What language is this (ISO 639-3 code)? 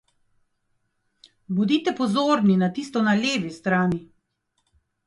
slv